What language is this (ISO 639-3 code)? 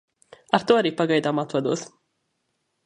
lav